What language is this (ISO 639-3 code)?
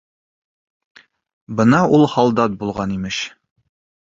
bak